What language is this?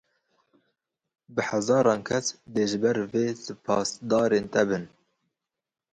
Kurdish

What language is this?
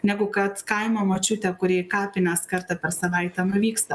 Lithuanian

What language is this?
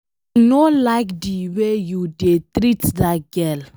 Nigerian Pidgin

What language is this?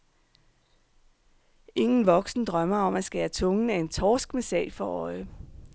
Danish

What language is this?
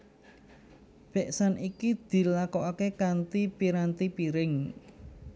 Javanese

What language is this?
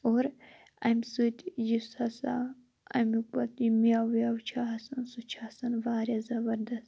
Kashmiri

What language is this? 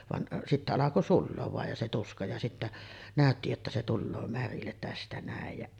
Finnish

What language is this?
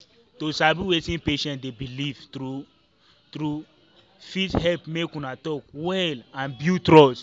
Nigerian Pidgin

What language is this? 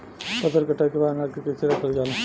Bhojpuri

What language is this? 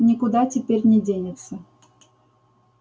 Russian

